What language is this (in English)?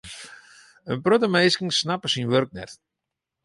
Western Frisian